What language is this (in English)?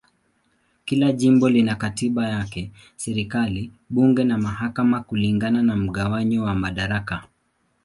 Swahili